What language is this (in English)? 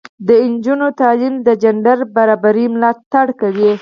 Pashto